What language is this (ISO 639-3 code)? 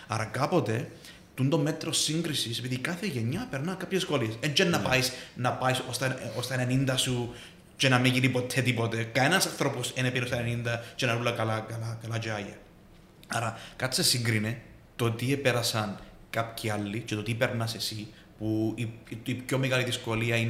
ell